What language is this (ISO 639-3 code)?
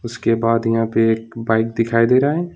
hin